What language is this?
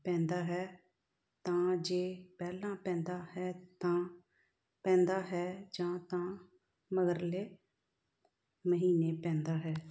Punjabi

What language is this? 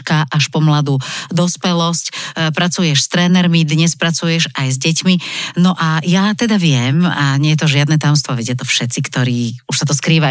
Slovak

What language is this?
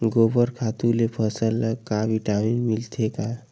Chhattisgarhi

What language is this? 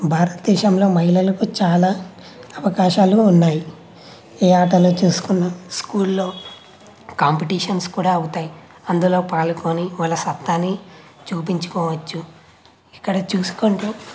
Telugu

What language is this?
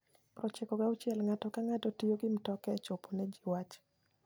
Luo (Kenya and Tanzania)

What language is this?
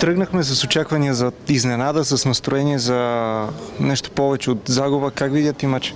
Russian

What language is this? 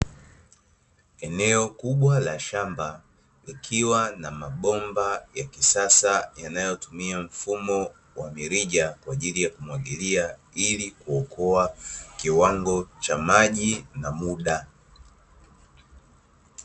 Swahili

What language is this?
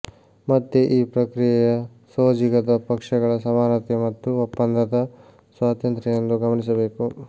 Kannada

